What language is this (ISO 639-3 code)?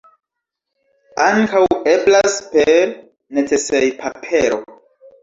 epo